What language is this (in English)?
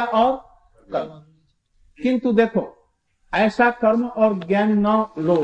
Hindi